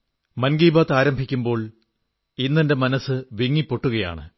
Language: Malayalam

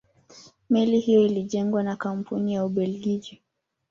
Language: Swahili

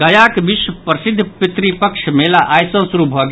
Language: Maithili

